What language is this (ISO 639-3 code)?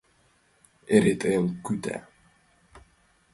chm